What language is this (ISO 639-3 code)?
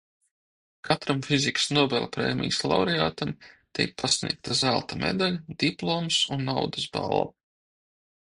lav